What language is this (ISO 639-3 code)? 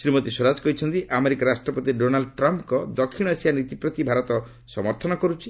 ori